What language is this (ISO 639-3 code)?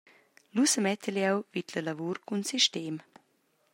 roh